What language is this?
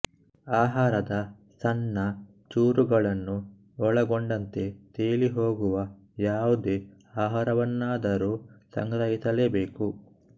Kannada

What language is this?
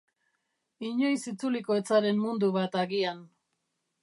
Basque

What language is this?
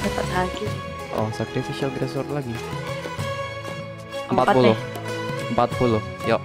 Indonesian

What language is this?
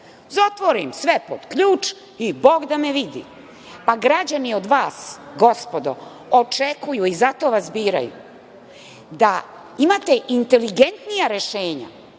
Serbian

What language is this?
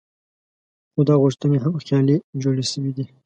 Pashto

